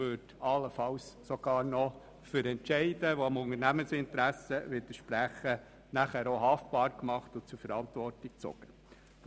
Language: Swiss German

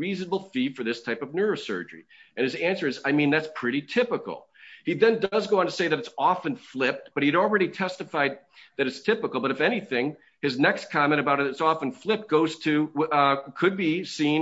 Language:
English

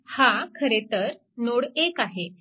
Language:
Marathi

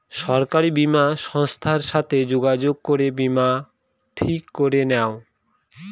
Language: Bangla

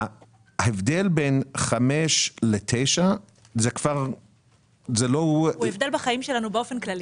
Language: Hebrew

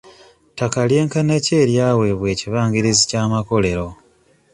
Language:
Ganda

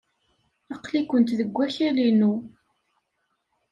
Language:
Kabyle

